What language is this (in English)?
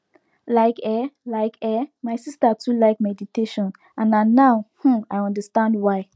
Nigerian Pidgin